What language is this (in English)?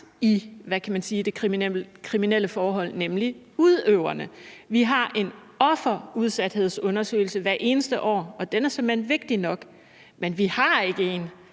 Danish